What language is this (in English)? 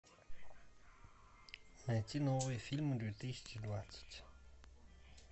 Russian